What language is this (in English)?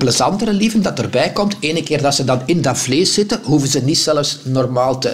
Dutch